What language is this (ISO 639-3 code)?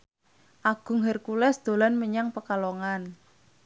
jav